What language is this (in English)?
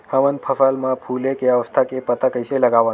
Chhattisgarhi